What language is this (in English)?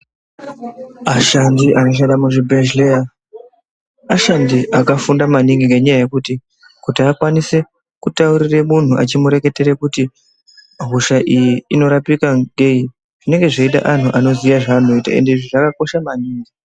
Ndau